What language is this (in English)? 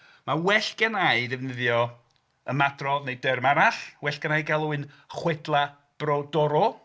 Welsh